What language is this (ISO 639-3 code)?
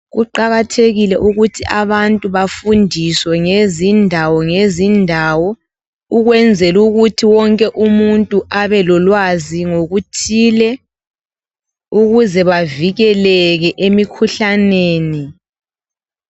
nde